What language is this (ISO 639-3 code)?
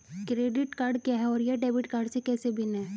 hin